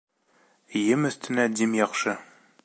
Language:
Bashkir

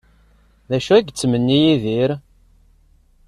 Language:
Kabyle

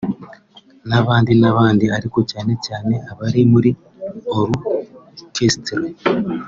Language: Kinyarwanda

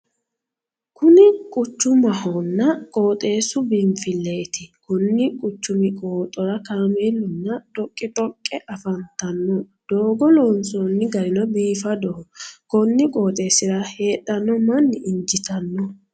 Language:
Sidamo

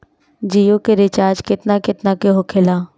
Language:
Bhojpuri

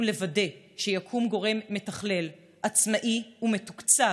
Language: Hebrew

